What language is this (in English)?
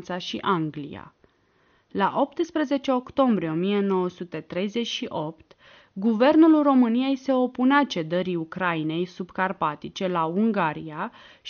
Romanian